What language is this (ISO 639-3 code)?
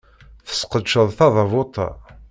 kab